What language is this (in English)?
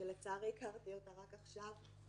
Hebrew